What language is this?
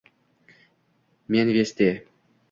Uzbek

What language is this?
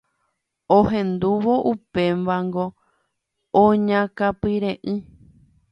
Guarani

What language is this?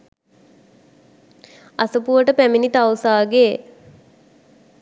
Sinhala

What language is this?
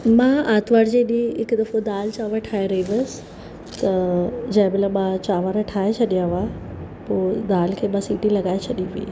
Sindhi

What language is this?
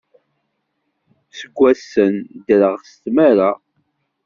Kabyle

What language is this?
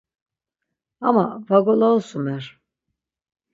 Laz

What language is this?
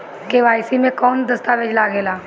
Bhojpuri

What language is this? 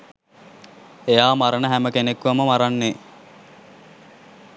Sinhala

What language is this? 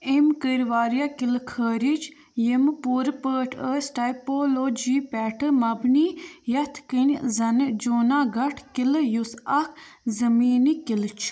Kashmiri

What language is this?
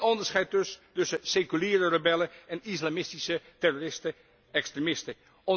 Dutch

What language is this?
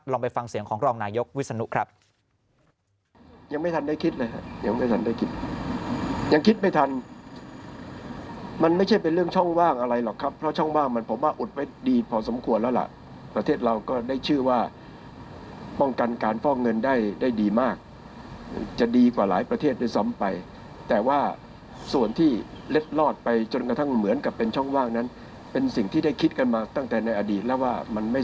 Thai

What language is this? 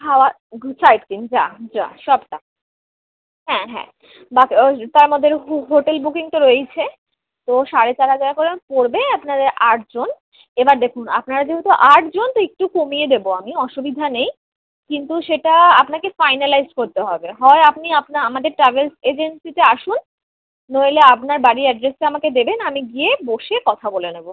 Bangla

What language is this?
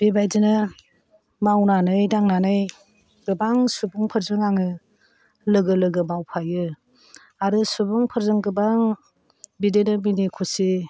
Bodo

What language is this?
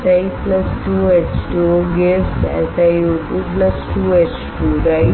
Hindi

